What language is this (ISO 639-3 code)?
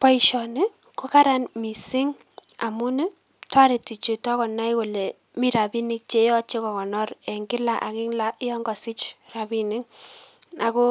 kln